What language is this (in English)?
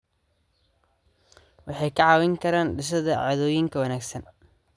Somali